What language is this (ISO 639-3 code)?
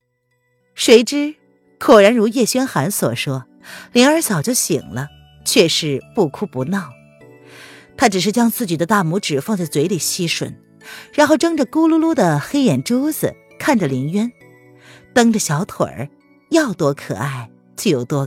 zho